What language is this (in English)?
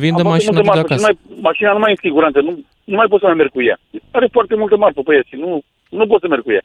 Romanian